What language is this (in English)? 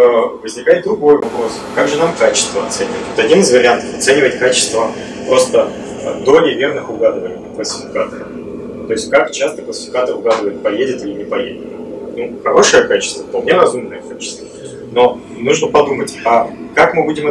Russian